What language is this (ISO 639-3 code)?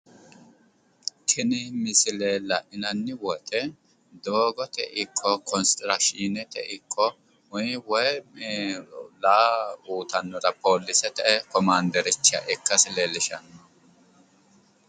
sid